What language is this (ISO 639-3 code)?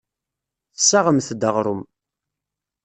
kab